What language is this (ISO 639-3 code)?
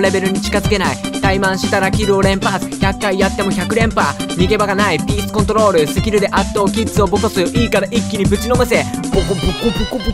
jpn